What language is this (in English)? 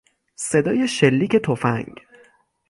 Persian